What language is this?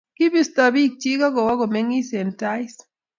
Kalenjin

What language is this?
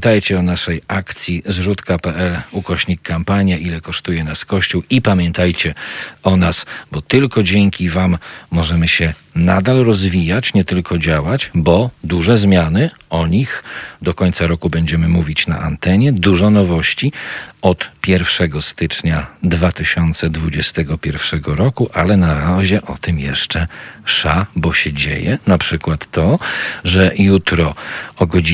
Polish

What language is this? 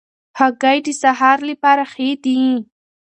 Pashto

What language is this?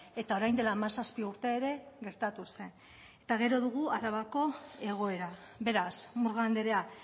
Basque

